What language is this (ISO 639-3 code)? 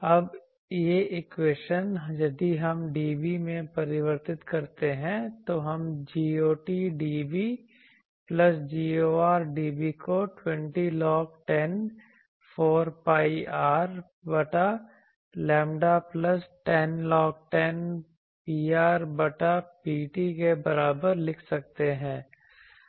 hin